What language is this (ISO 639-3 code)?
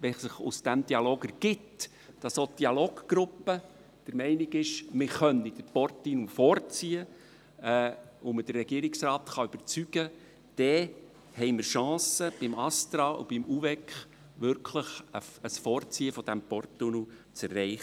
gsw